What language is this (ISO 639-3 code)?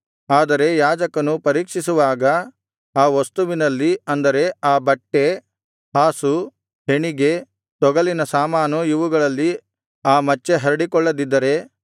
kan